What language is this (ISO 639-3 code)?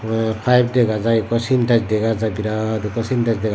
ccp